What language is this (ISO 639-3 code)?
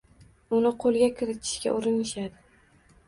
uzb